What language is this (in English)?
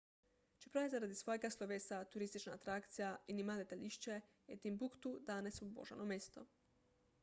Slovenian